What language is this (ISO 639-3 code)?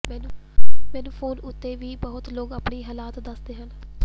pan